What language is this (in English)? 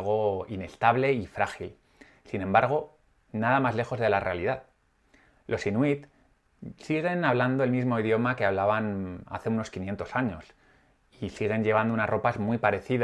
Spanish